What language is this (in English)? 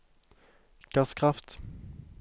Norwegian